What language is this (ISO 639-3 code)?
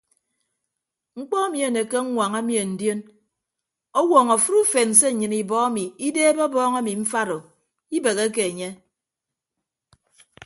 ibb